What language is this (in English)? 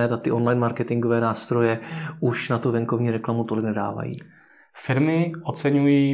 Czech